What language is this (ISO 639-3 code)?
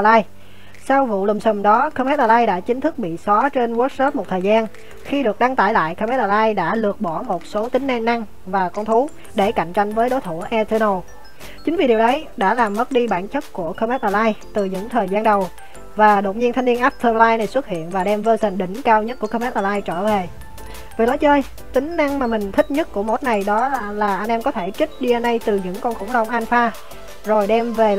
vie